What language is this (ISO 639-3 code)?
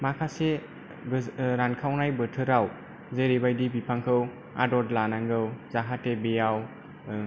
brx